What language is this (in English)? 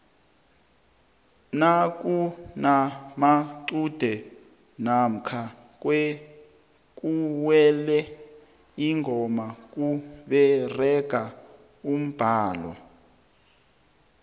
South Ndebele